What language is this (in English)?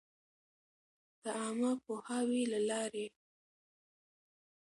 Pashto